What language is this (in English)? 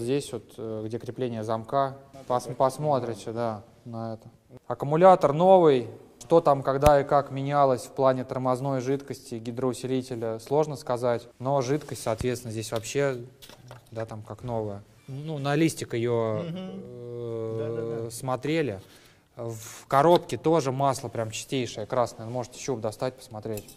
Russian